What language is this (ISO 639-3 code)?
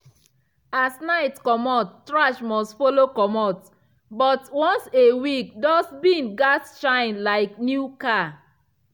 pcm